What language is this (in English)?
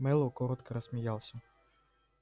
Russian